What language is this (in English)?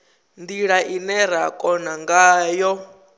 Venda